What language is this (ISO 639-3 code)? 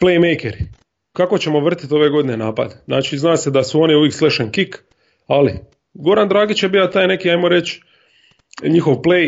hrv